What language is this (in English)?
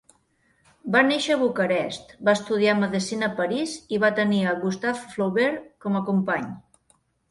Catalan